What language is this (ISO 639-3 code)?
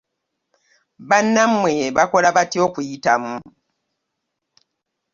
lug